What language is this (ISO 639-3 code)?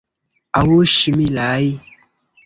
epo